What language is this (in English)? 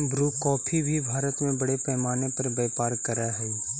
Magahi